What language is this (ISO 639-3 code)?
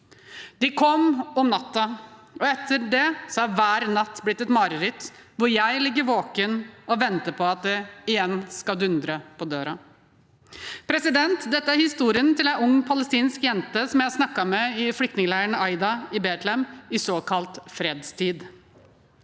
nor